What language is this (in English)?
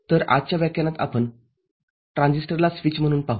Marathi